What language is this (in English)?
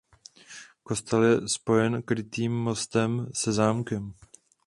Czech